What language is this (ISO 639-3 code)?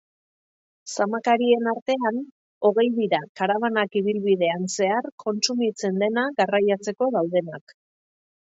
eus